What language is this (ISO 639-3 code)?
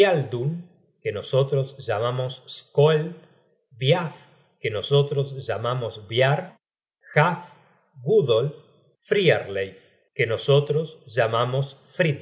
spa